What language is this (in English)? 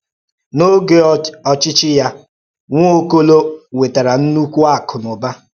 Igbo